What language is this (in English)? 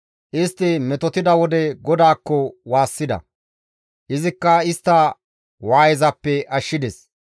Gamo